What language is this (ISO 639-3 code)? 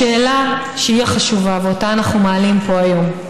heb